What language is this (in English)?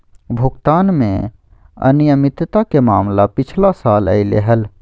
Magahi